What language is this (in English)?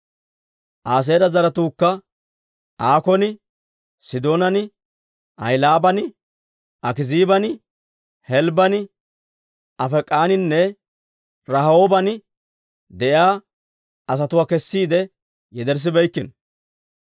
Dawro